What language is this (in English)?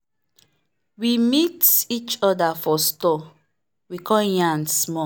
Nigerian Pidgin